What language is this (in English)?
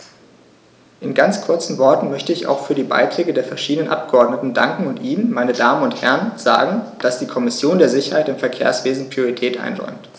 German